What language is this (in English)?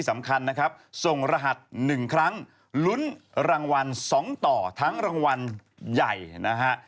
Thai